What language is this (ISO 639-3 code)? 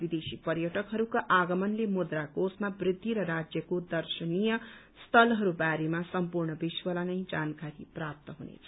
nep